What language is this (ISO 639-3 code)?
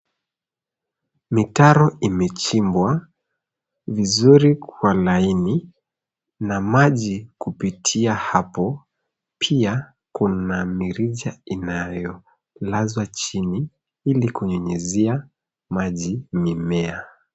swa